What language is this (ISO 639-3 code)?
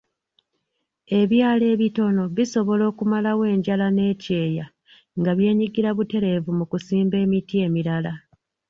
lug